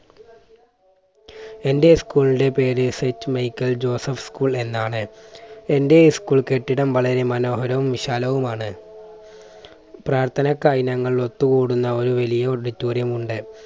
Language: Malayalam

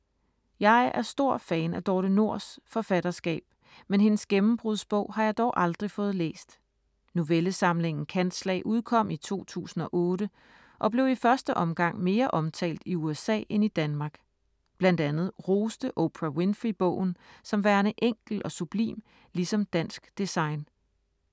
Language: Danish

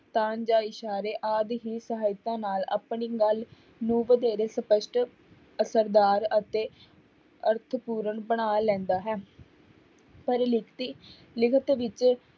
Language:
Punjabi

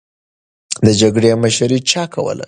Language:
Pashto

